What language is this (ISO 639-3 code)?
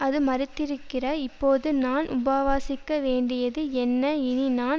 tam